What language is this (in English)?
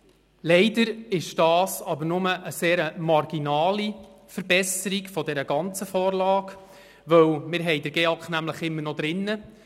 Swiss German